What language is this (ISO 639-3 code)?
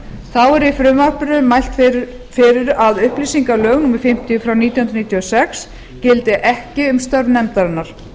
isl